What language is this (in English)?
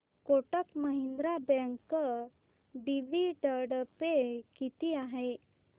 Marathi